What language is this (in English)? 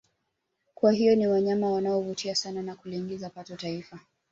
Swahili